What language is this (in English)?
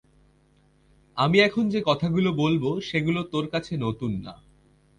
Bangla